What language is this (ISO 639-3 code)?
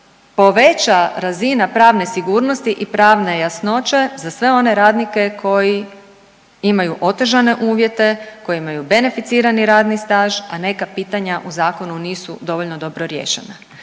hrv